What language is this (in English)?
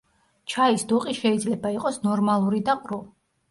Georgian